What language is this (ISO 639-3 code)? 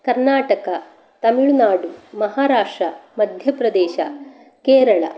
san